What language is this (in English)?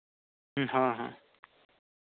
Santali